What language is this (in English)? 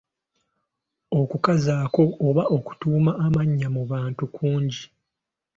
Ganda